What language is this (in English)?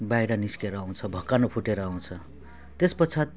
Nepali